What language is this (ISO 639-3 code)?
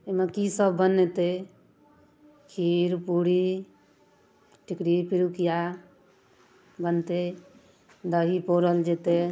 mai